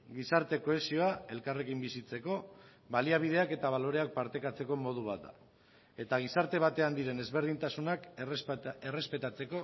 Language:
Basque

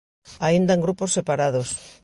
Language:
Galician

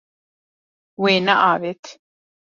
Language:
Kurdish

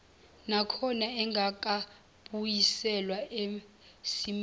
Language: Zulu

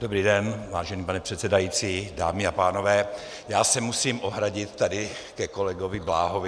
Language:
Czech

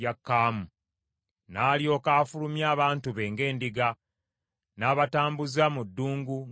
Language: Ganda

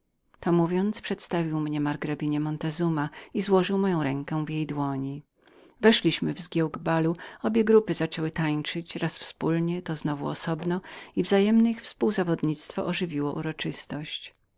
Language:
Polish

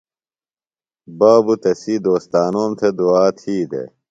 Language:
Phalura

